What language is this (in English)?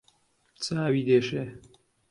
Central Kurdish